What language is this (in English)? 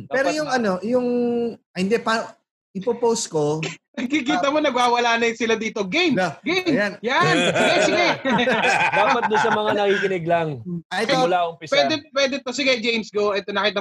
Filipino